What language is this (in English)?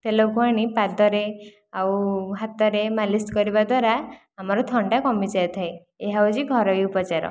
Odia